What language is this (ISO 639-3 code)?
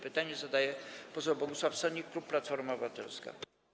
pol